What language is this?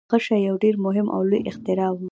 Pashto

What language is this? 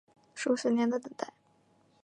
Chinese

